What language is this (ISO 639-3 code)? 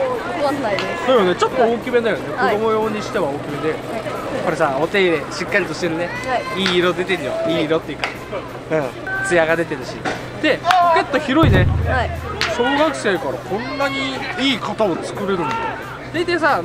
jpn